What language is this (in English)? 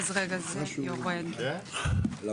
Hebrew